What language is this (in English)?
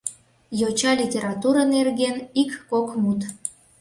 Mari